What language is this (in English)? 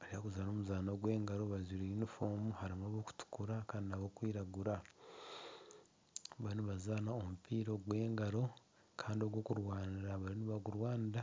Nyankole